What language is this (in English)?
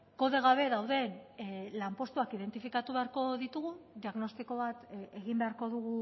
Basque